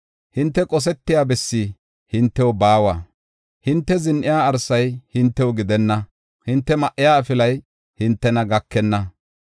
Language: Gofa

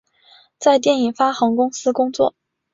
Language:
Chinese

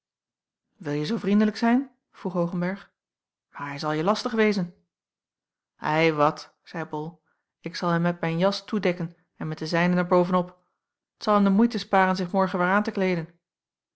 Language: Dutch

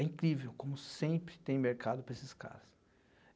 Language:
Portuguese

